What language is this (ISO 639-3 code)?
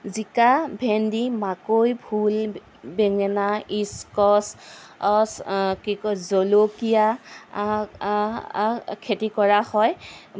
asm